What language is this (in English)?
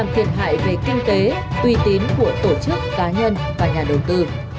Vietnamese